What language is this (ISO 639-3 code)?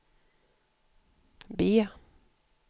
swe